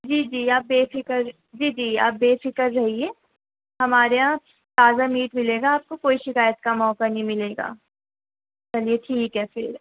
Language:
Urdu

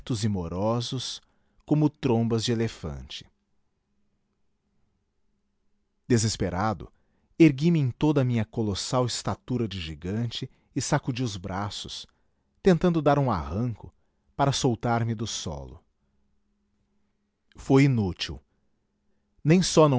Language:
Portuguese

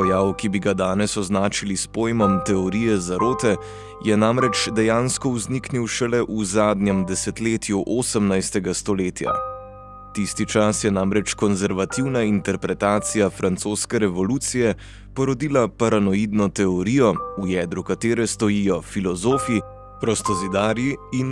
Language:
Slovenian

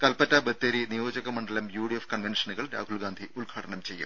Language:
Malayalam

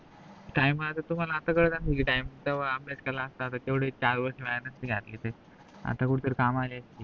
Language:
Marathi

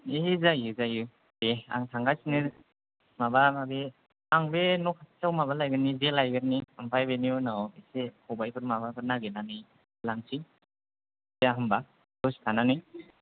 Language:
Bodo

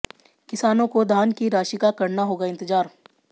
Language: Hindi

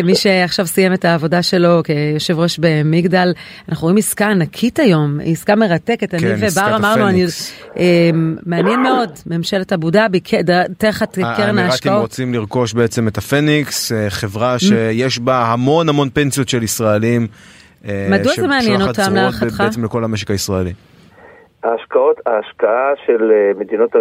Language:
Hebrew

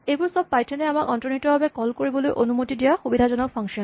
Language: Assamese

